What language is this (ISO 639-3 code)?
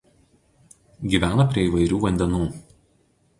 lit